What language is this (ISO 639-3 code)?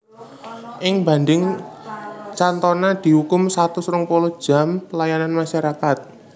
jav